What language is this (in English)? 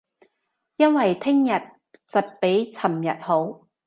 Cantonese